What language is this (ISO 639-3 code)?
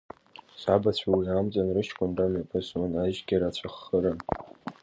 abk